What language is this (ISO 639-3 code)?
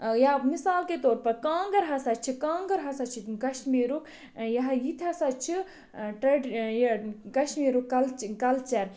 kas